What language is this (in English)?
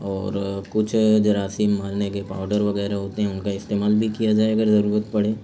Urdu